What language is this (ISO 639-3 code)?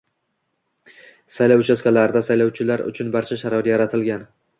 uzb